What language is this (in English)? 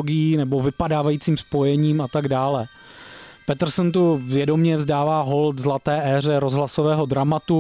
Czech